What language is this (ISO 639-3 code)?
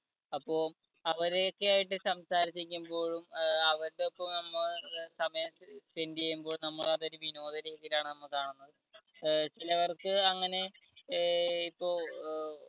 mal